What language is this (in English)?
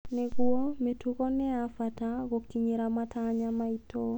Kikuyu